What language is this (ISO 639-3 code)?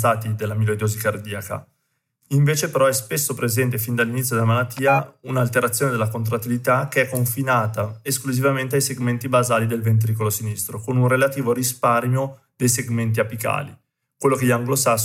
ita